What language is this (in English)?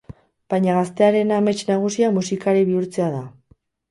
Basque